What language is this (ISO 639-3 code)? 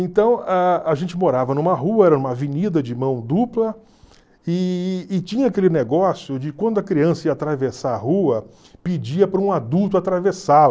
por